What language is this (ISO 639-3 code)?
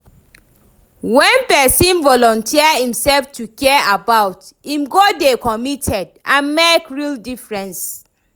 pcm